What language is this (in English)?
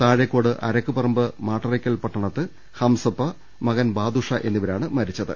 Malayalam